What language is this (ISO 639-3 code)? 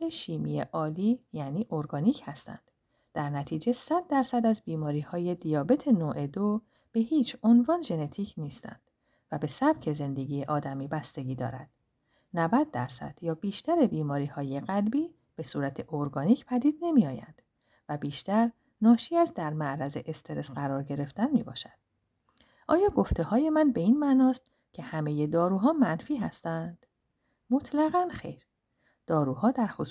fas